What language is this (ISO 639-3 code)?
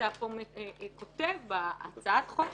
heb